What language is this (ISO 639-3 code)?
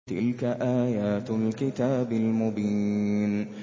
ara